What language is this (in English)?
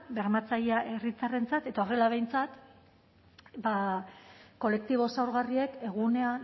Basque